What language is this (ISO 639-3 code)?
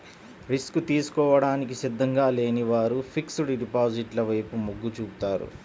tel